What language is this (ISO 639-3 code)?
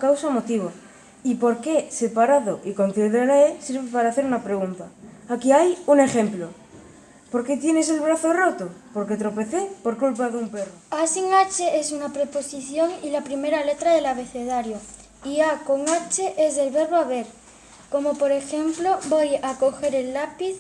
spa